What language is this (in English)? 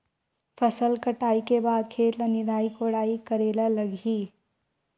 Chhattisgarhi